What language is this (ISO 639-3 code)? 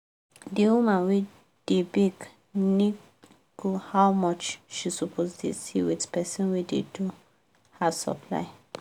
pcm